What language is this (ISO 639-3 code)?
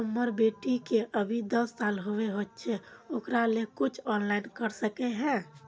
mag